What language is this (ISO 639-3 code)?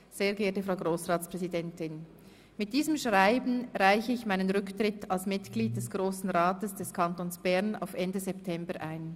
gsw